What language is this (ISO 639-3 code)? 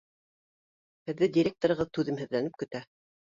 bak